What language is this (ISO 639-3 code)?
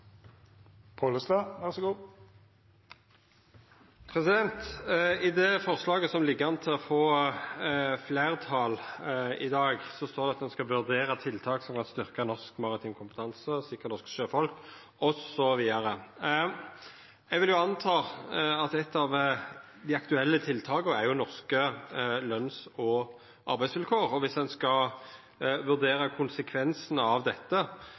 nno